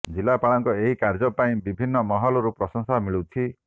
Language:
Odia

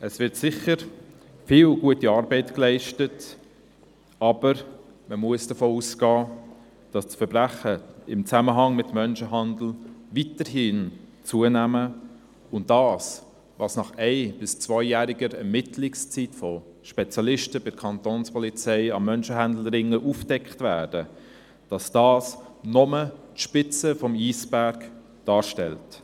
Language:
Swiss German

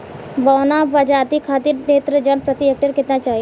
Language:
Bhojpuri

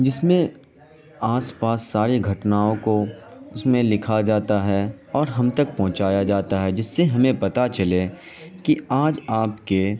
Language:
Urdu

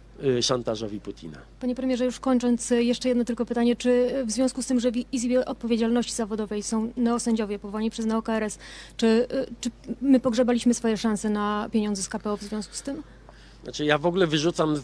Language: Polish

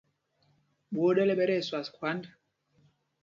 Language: Mpumpong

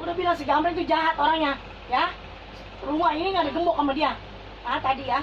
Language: Indonesian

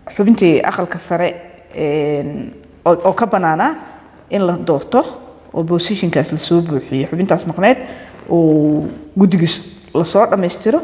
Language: Arabic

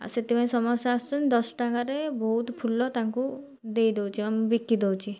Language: Odia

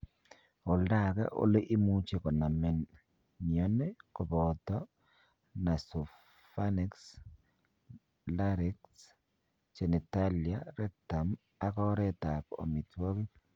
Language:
Kalenjin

